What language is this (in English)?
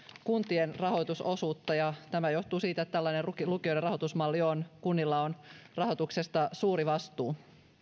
Finnish